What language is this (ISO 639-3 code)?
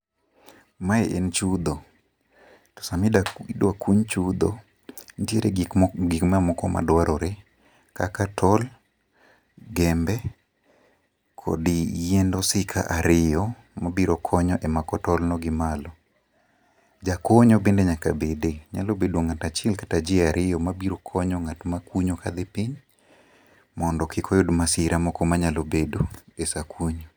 luo